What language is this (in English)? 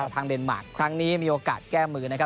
Thai